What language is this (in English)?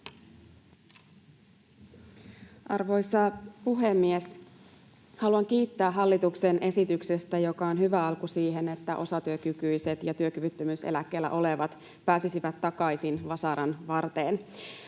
Finnish